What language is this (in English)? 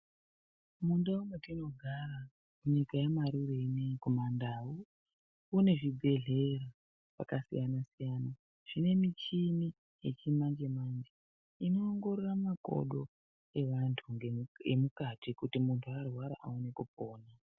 Ndau